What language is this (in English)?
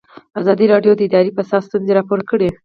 Pashto